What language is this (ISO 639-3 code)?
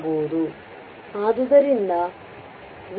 kan